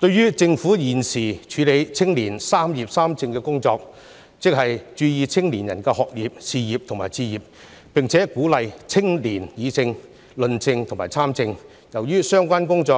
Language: Cantonese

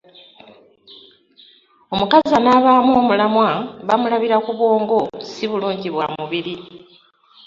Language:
Ganda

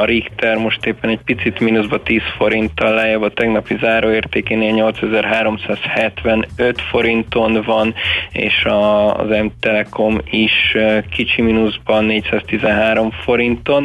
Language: Hungarian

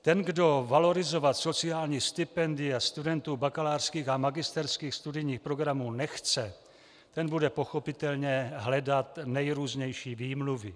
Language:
Czech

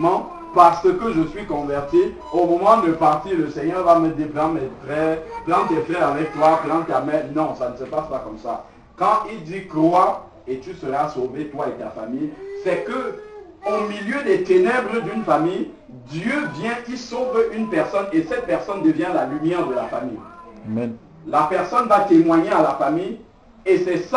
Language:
French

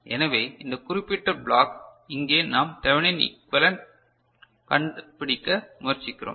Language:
Tamil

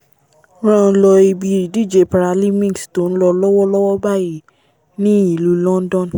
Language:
Yoruba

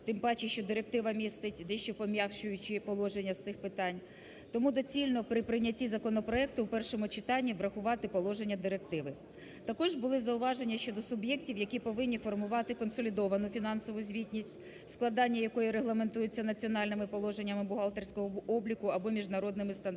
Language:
Ukrainian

